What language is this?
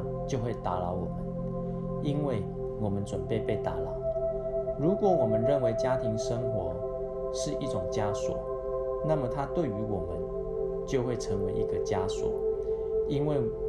Chinese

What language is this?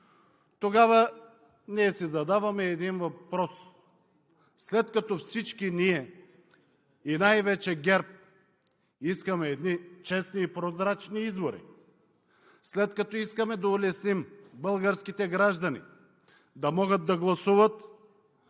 Bulgarian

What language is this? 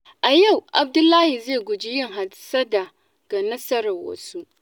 Hausa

